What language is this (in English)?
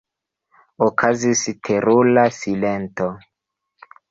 Esperanto